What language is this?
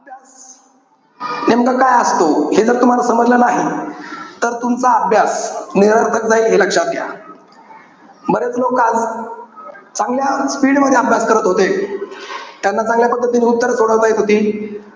Marathi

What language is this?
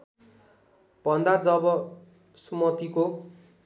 Nepali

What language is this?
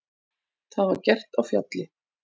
Icelandic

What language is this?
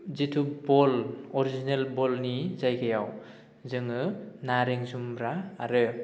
Bodo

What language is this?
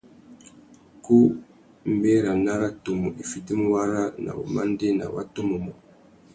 Tuki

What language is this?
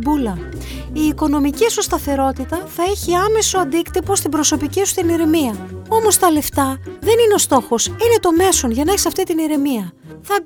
Greek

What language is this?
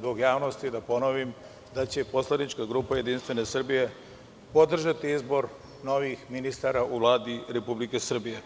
Serbian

